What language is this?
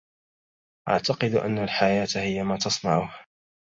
Arabic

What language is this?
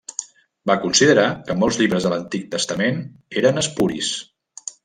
Catalan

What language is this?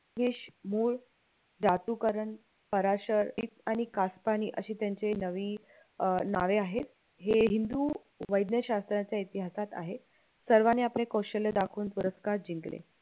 Marathi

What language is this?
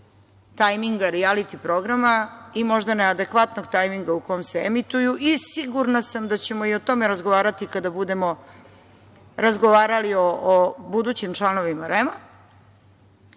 Serbian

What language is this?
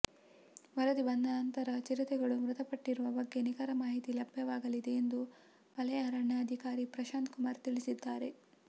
Kannada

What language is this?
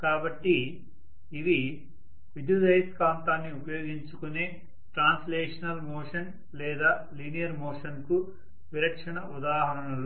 Telugu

